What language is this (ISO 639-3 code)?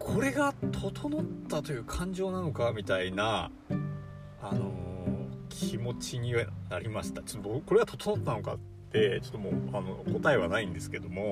jpn